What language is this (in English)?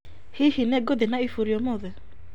Kikuyu